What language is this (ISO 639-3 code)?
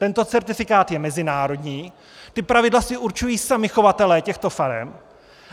ces